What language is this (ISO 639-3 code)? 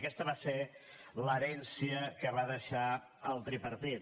cat